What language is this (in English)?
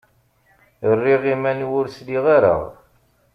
Kabyle